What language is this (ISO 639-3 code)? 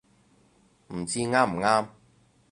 yue